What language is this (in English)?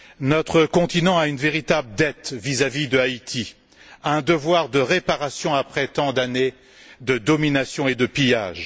French